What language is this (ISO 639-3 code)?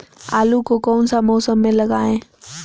mag